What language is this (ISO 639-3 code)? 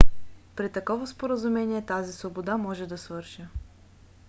bul